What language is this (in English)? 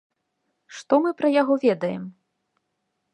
Belarusian